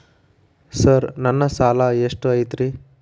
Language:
Kannada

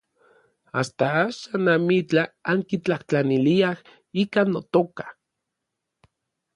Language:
Orizaba Nahuatl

